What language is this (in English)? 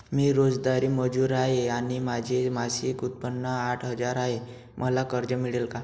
Marathi